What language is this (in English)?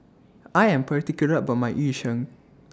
English